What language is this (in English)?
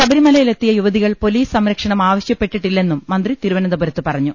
Malayalam